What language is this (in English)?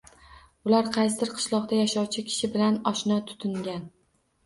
Uzbek